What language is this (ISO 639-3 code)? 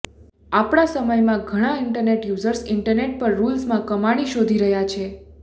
guj